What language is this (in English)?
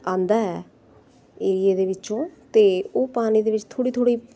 Punjabi